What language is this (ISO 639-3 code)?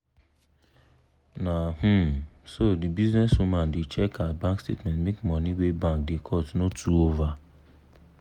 pcm